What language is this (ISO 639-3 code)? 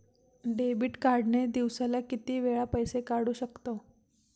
mar